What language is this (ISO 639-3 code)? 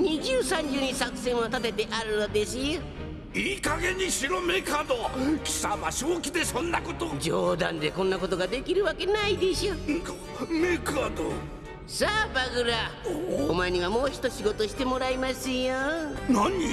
jpn